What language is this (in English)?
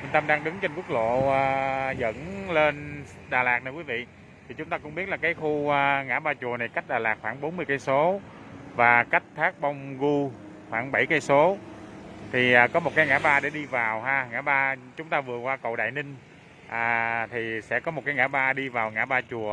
Vietnamese